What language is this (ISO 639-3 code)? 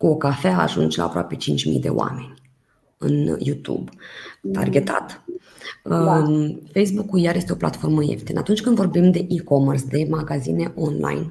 ron